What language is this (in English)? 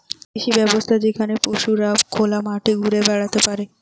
Bangla